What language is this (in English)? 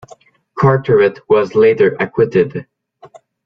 English